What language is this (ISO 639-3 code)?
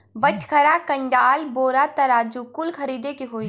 bho